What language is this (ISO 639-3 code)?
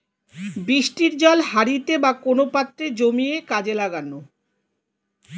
ben